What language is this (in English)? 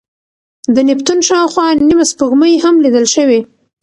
Pashto